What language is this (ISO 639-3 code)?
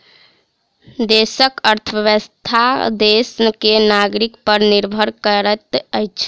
mai